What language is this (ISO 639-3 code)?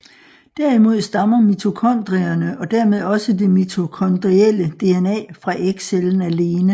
dan